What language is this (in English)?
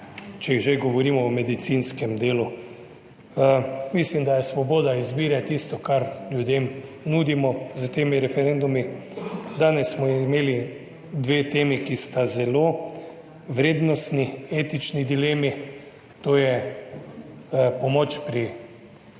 Slovenian